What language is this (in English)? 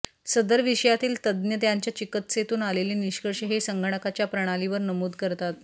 Marathi